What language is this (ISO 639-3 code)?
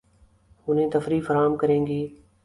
urd